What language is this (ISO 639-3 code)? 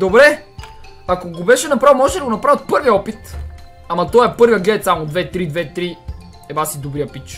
bul